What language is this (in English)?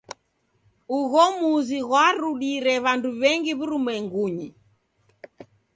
Taita